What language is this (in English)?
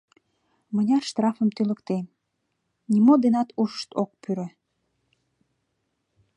Mari